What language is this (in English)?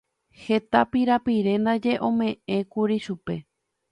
Guarani